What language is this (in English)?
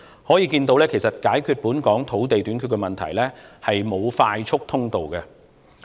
Cantonese